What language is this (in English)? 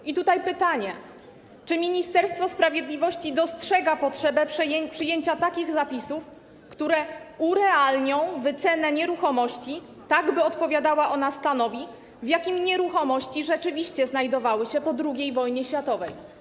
Polish